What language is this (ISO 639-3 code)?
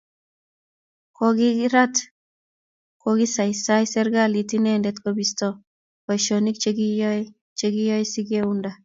kln